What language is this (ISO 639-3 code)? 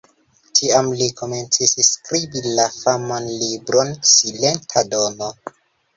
epo